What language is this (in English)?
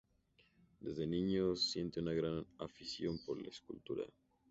Spanish